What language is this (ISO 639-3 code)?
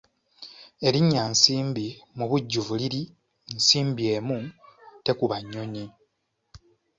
lug